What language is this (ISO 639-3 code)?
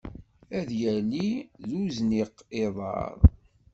kab